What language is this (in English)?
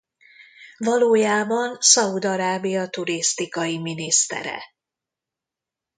Hungarian